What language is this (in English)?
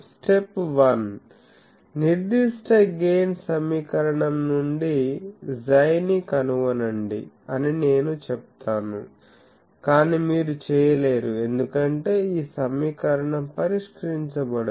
Telugu